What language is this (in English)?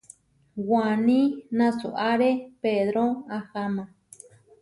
Huarijio